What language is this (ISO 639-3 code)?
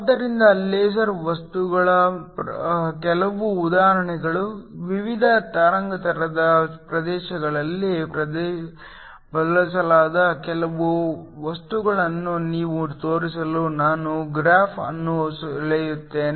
kan